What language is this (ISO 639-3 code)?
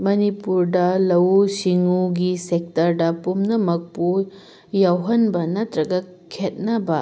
mni